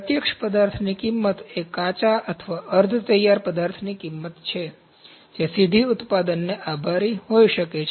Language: Gujarati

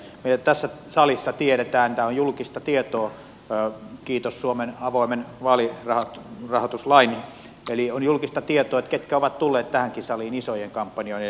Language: Finnish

